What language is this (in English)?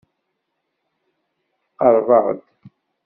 Kabyle